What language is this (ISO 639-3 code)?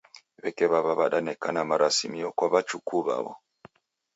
dav